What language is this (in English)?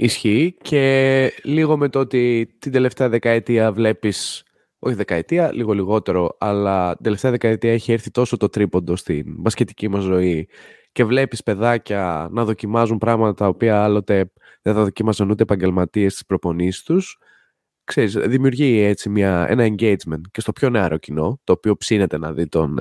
Greek